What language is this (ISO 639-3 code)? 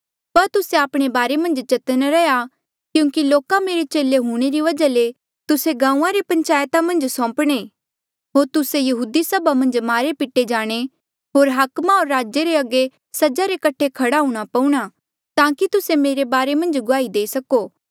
mjl